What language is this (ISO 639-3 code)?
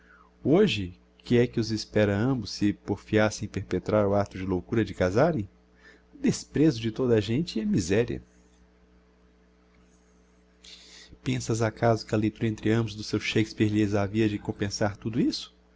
por